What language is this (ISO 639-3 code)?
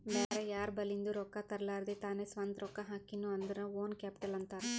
kan